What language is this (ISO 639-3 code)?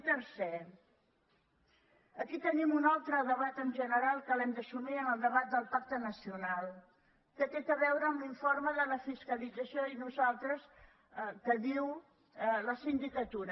cat